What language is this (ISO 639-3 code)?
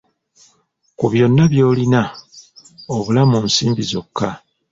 lug